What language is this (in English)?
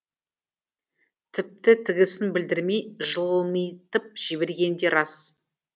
Kazakh